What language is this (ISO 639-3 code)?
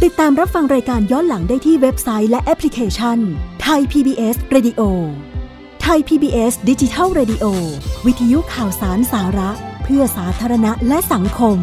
tha